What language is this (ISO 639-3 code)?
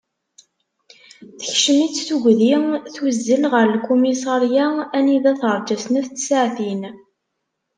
kab